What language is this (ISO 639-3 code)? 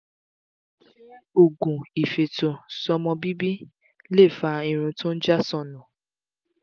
yor